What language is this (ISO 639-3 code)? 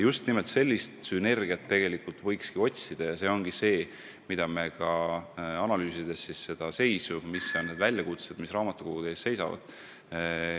est